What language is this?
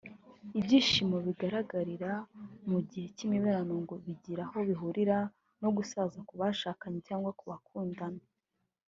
Kinyarwanda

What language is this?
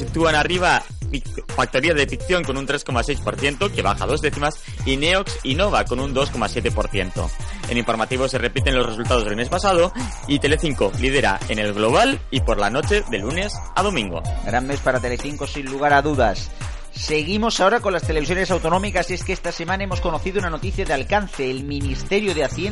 Spanish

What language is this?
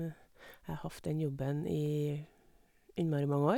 Norwegian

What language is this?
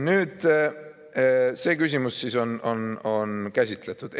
Estonian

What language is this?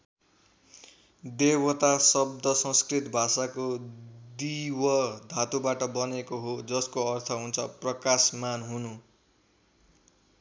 Nepali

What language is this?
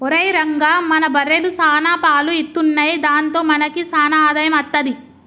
Telugu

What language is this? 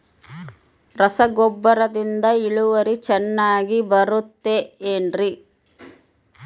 Kannada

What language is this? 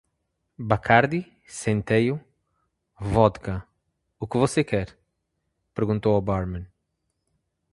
Portuguese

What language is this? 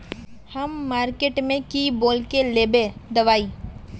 Magahi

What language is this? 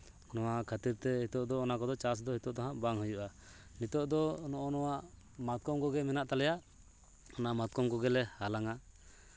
Santali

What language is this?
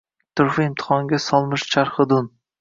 Uzbek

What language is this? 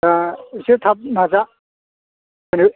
Bodo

